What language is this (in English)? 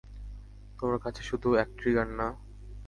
Bangla